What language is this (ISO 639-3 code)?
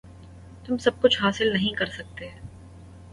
urd